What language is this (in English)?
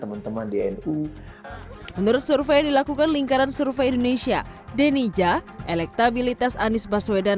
Indonesian